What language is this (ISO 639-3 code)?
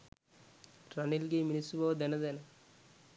sin